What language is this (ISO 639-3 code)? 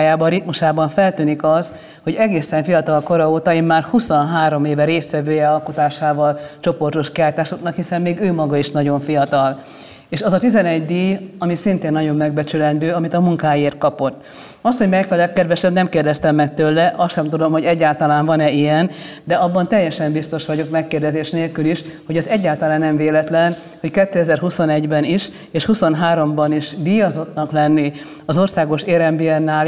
hun